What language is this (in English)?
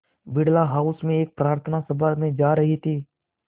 Hindi